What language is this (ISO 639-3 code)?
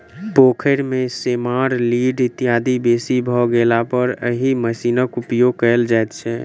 mai